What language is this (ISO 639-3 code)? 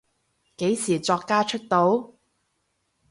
yue